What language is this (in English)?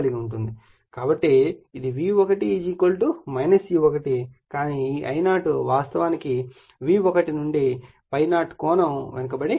Telugu